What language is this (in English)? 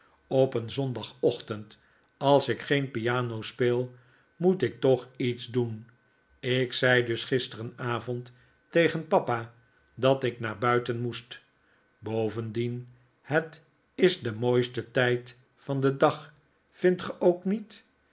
Dutch